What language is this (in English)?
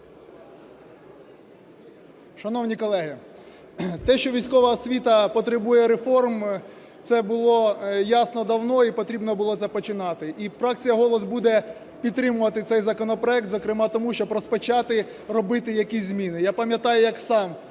Ukrainian